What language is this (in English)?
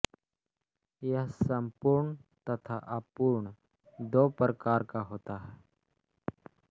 Hindi